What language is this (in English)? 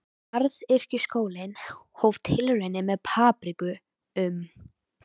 Icelandic